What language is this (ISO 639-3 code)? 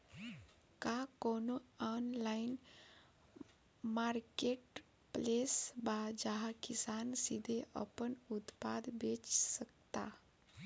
bho